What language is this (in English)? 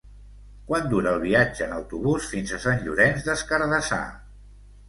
Catalan